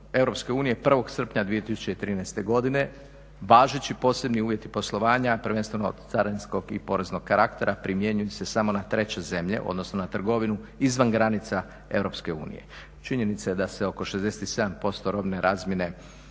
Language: Croatian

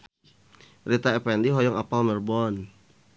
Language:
Sundanese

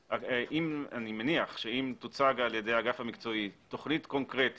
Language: Hebrew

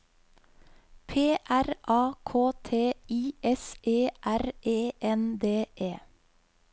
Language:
Norwegian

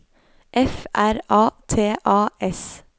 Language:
Norwegian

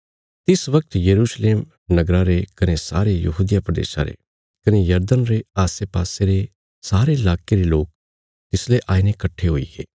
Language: Bilaspuri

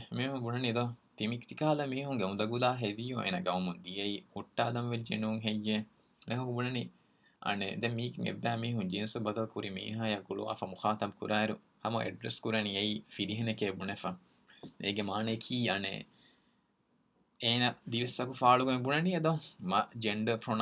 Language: Urdu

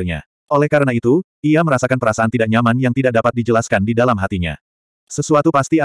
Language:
Indonesian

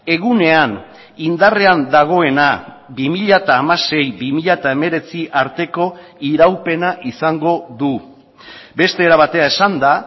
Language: Basque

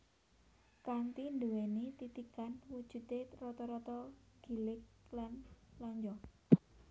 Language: Javanese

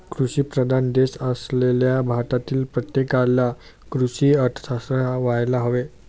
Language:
Marathi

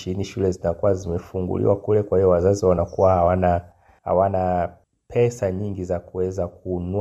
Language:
Swahili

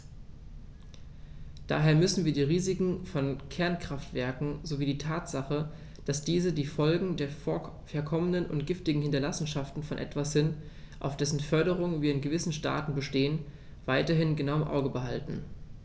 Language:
German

